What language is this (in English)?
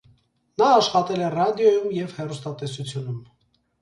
Armenian